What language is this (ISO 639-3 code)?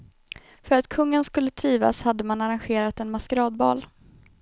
swe